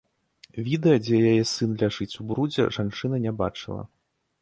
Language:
Belarusian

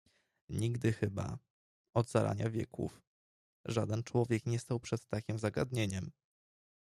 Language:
Polish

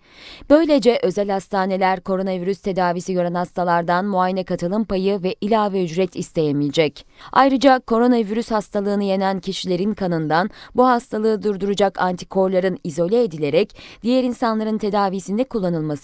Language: Turkish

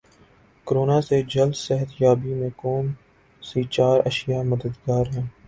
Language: Urdu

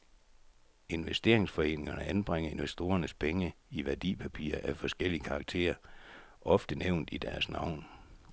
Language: Danish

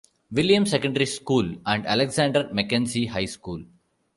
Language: English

